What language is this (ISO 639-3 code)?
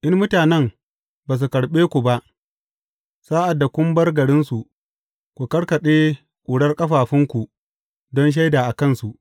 hau